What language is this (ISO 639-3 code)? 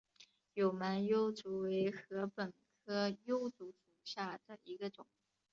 zho